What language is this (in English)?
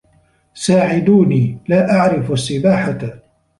Arabic